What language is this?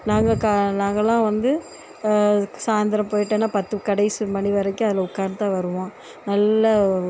Tamil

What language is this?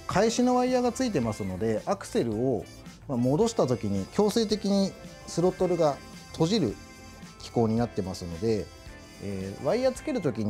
Japanese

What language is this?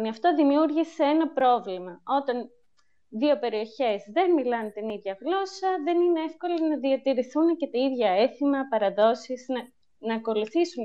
Greek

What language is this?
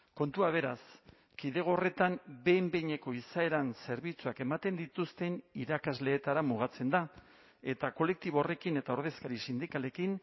Basque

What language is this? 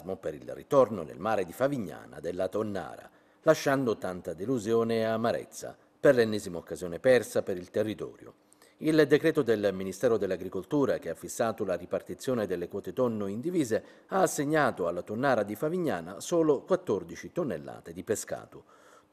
Italian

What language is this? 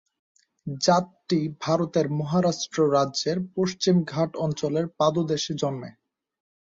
Bangla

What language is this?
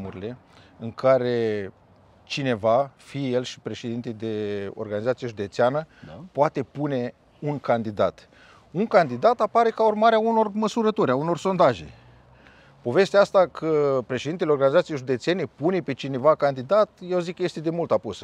Romanian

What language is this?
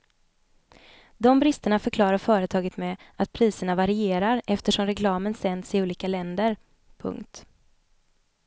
Swedish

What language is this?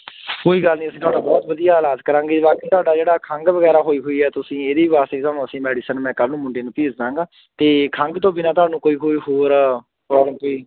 Punjabi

